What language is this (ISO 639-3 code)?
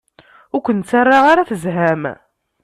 kab